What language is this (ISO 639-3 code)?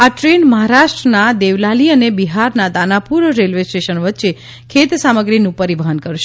guj